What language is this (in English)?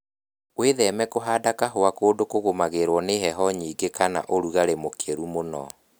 Kikuyu